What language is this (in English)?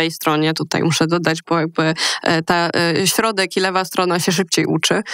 Polish